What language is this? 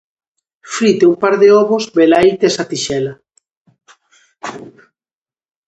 Galician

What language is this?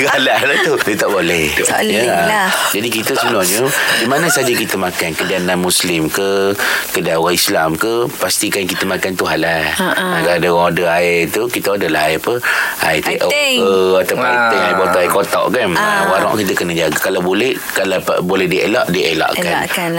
Malay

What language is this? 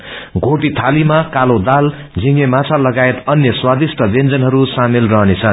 Nepali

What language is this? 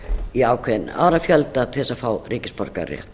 Icelandic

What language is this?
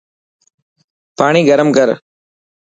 Dhatki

